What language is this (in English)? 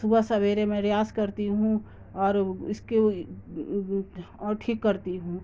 Urdu